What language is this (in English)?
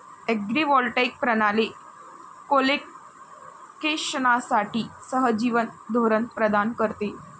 Marathi